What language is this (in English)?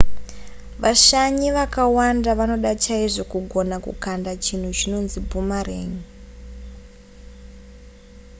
Shona